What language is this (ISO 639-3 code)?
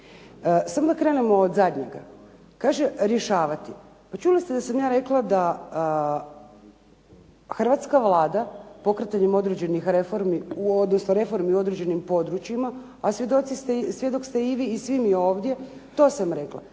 hrv